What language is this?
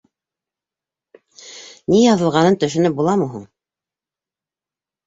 Bashkir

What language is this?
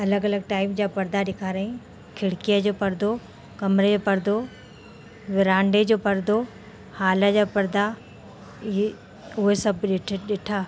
Sindhi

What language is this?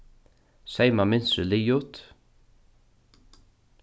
Faroese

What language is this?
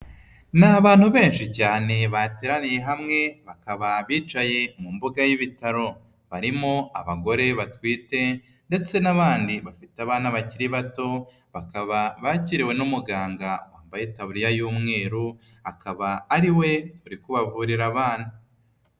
Kinyarwanda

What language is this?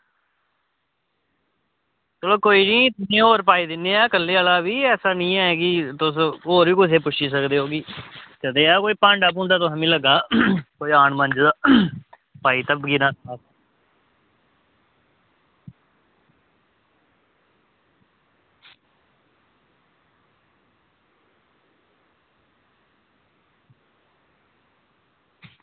Dogri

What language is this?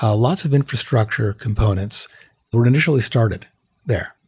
English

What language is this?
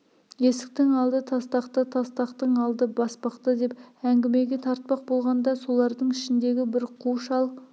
Kazakh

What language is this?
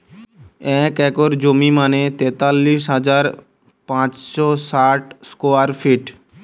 Bangla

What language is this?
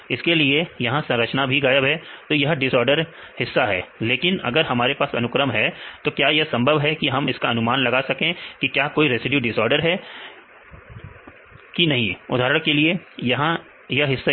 Hindi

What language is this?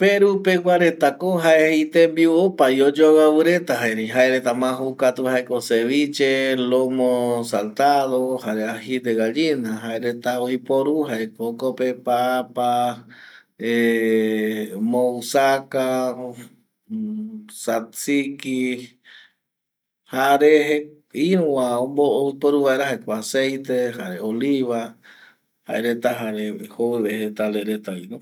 Eastern Bolivian Guaraní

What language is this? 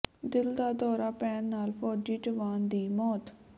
Punjabi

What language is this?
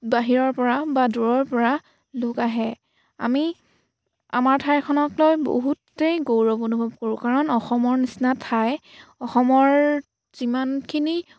Assamese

